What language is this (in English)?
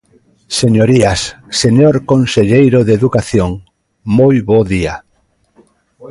Galician